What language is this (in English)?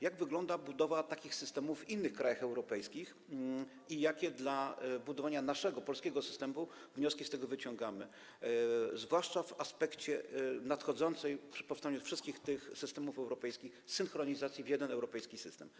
Polish